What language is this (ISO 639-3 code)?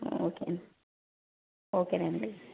tel